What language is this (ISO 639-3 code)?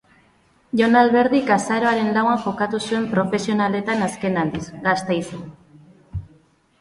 eus